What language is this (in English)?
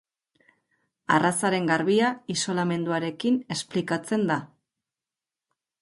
Basque